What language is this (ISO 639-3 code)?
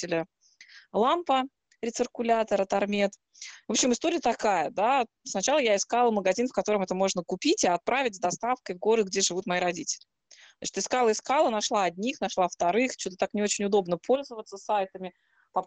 rus